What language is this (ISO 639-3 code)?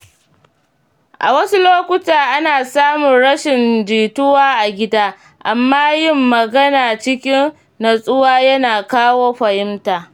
hau